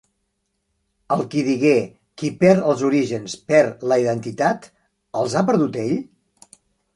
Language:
Catalan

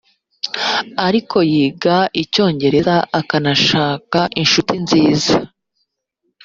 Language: Kinyarwanda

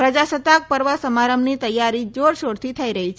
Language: Gujarati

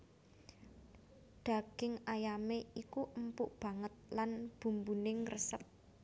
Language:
Javanese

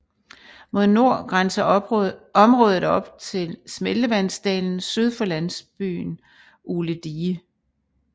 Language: Danish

